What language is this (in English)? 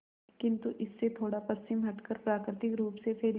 Hindi